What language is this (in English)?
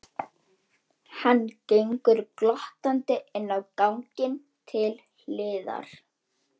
Icelandic